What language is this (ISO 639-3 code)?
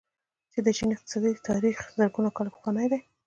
pus